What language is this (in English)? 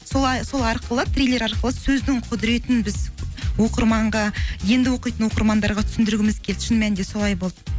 Kazakh